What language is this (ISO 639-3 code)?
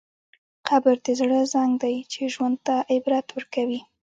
pus